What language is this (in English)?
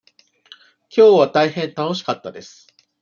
Japanese